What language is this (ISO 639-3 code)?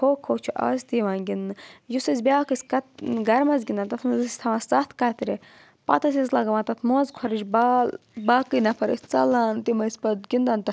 kas